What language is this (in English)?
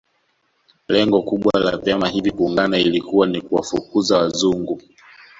Swahili